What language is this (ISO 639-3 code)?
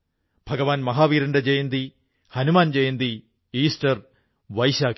mal